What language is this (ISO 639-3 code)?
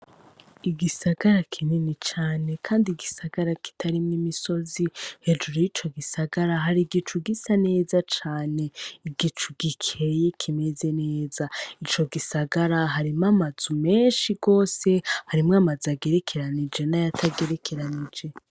run